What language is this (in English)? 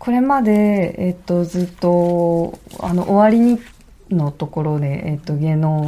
Japanese